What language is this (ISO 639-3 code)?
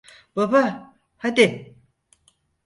tur